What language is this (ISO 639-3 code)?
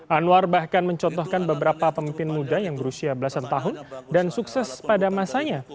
ind